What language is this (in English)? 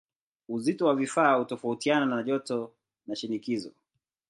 Swahili